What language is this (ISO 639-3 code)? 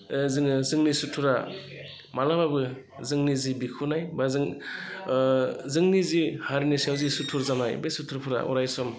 brx